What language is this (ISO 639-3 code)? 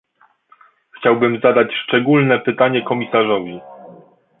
pol